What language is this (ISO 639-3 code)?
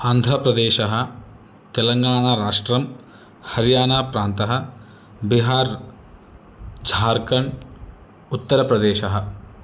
san